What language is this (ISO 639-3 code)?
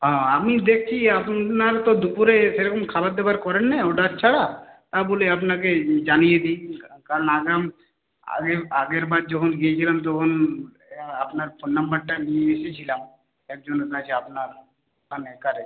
ben